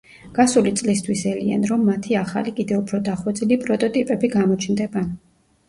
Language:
Georgian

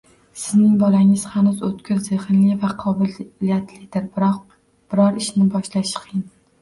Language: Uzbek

